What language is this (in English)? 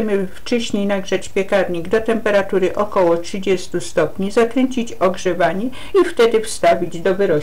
Polish